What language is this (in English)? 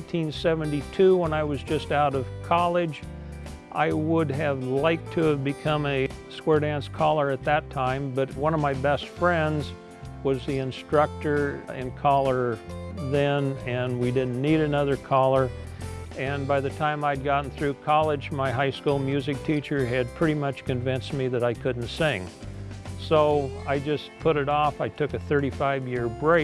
English